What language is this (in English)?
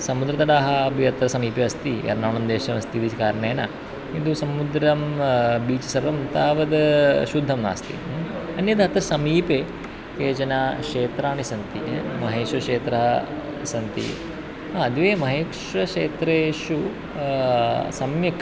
Sanskrit